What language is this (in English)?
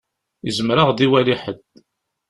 Kabyle